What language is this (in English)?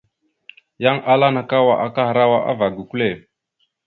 Mada (Cameroon)